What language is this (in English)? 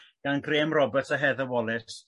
Welsh